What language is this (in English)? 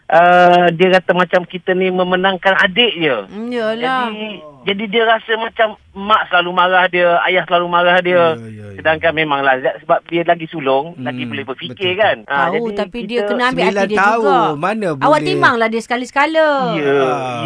Malay